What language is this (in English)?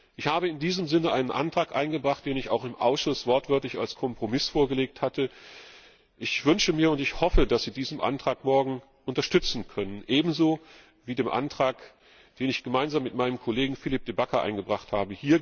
German